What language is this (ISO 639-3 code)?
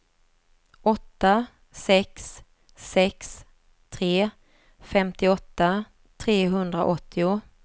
swe